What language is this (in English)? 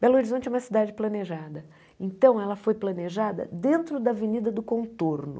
Portuguese